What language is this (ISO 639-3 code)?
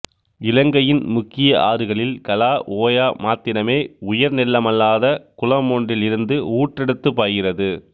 tam